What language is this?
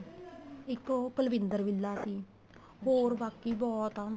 Punjabi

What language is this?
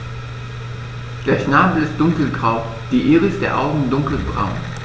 German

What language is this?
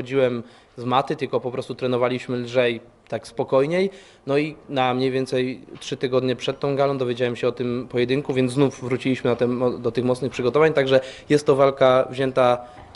Polish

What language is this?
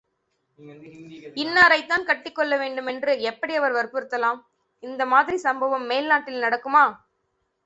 Tamil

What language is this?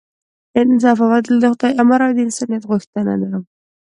Pashto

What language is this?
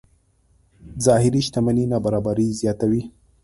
Pashto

